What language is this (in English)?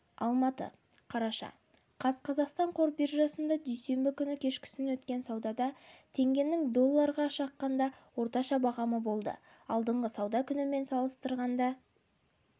Kazakh